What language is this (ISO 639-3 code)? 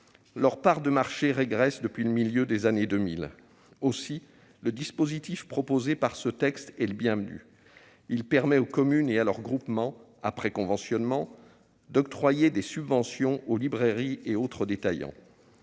fra